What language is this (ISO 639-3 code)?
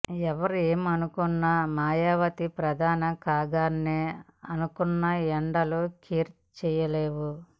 tel